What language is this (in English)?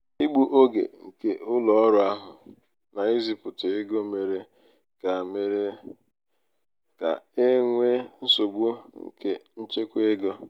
Igbo